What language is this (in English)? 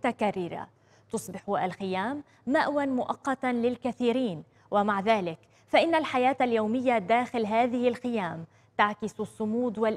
Arabic